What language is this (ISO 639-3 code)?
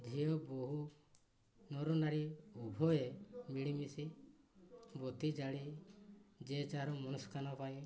ori